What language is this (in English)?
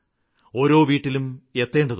Malayalam